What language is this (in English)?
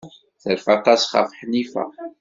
Kabyle